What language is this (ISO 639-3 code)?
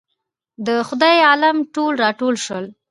pus